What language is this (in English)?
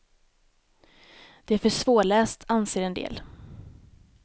Swedish